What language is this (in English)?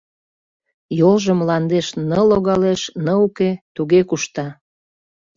Mari